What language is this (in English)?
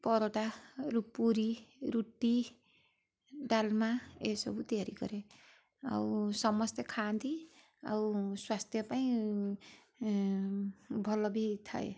Odia